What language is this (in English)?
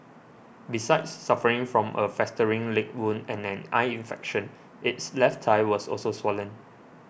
English